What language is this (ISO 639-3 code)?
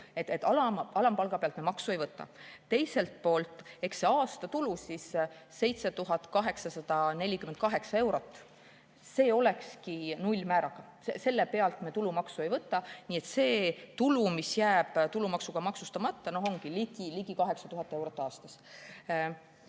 est